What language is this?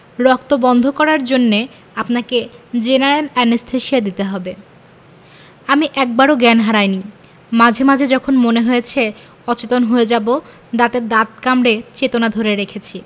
Bangla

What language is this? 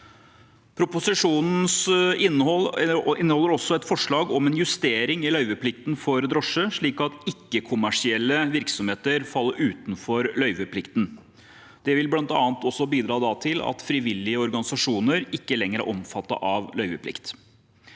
Norwegian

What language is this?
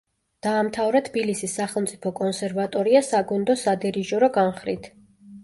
Georgian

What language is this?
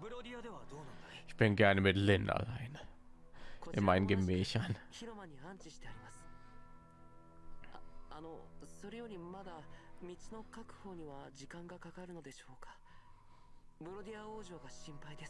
German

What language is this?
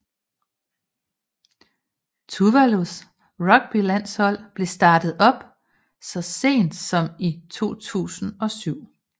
Danish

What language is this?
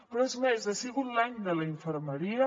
Catalan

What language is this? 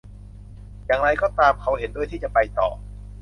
Thai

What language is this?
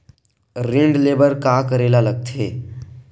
Chhattisgarhi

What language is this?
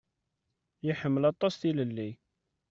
Kabyle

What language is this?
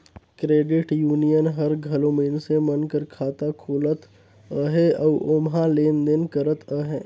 Chhattisgarhi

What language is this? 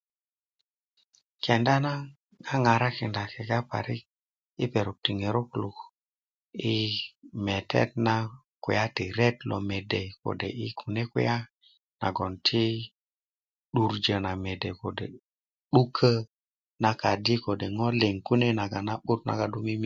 Kuku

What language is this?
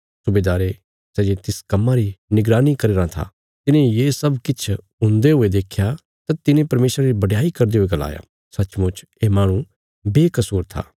Bilaspuri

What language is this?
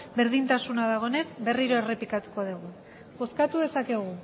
Basque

